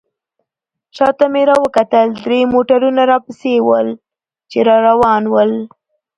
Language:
Pashto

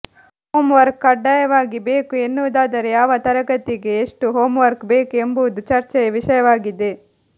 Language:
Kannada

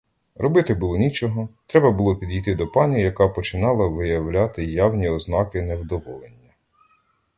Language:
Ukrainian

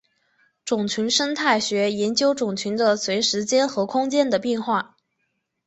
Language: Chinese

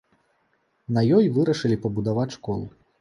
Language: Belarusian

